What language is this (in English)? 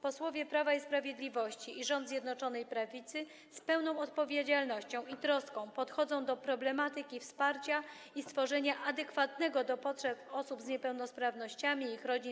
Polish